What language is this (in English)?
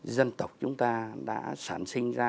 Vietnamese